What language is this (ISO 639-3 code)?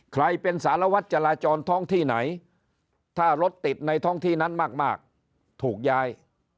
tha